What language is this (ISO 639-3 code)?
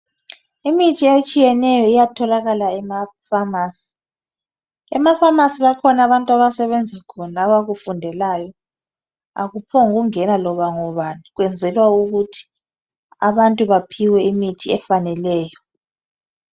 nde